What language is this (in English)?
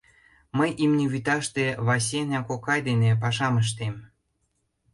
Mari